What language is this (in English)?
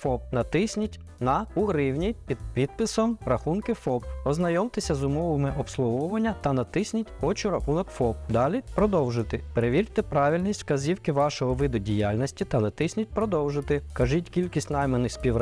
Ukrainian